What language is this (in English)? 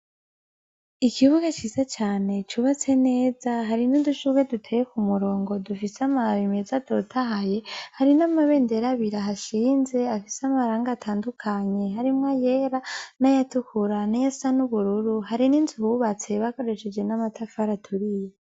Rundi